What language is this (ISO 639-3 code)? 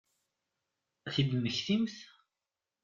kab